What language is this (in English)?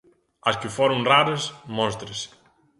Galician